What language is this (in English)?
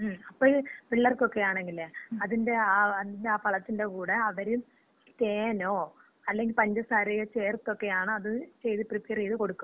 Malayalam